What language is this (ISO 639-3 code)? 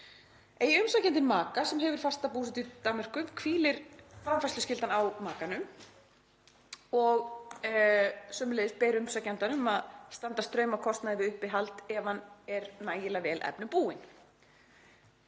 isl